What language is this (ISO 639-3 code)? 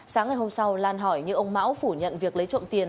vie